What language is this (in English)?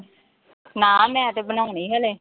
Punjabi